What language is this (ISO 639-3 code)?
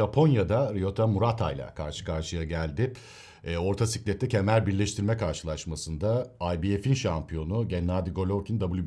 tur